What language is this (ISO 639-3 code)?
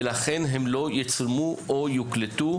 heb